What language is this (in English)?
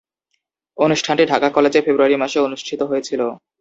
Bangla